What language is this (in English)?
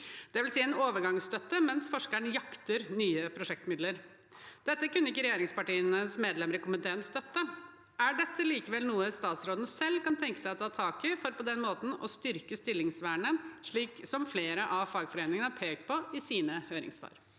Norwegian